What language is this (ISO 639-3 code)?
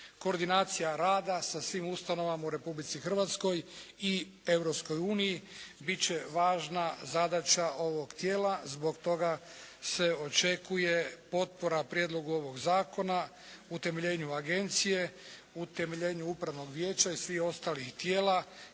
hrv